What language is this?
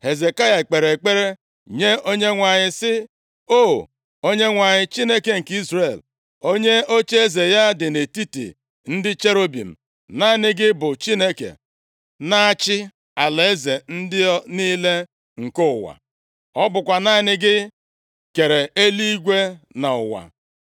Igbo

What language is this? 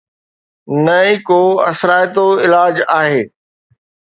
Sindhi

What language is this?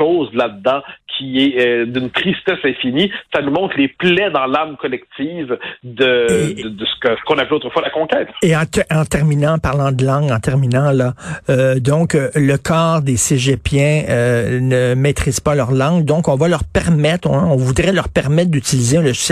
French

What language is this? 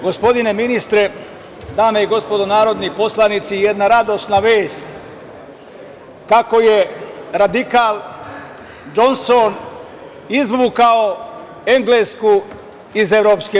Serbian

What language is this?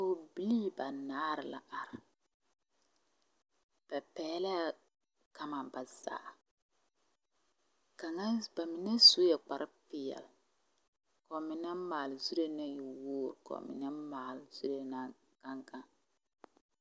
Southern Dagaare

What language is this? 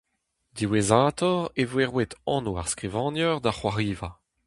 Breton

